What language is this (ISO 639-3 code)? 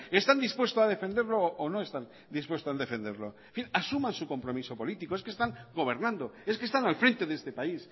spa